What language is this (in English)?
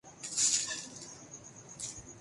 Urdu